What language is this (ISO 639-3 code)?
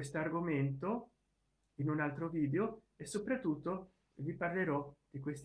ita